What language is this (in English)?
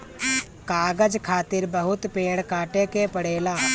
Bhojpuri